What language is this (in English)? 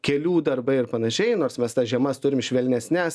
Lithuanian